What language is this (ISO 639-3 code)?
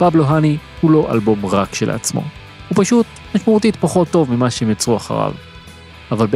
heb